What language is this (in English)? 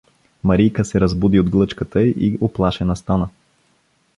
Bulgarian